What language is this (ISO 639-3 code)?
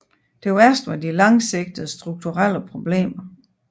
dan